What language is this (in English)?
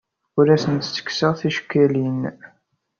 Kabyle